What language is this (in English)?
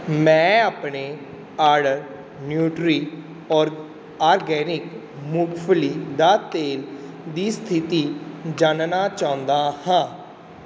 Punjabi